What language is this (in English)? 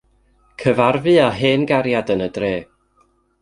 Welsh